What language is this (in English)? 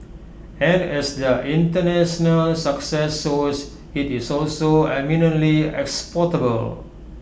English